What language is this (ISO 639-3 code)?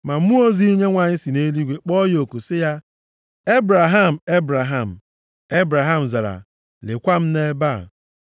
ibo